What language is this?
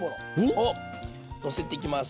Japanese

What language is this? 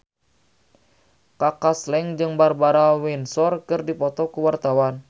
Sundanese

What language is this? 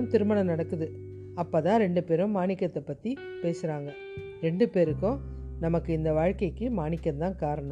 Tamil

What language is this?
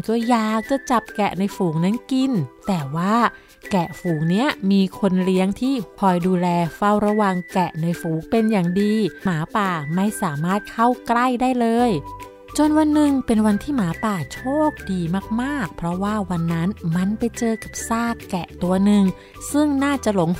Thai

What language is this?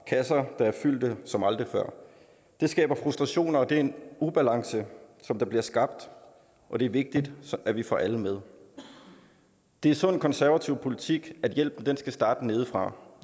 Danish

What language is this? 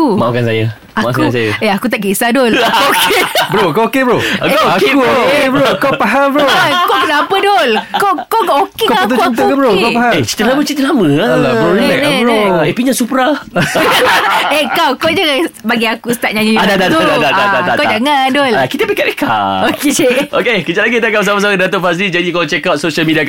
Malay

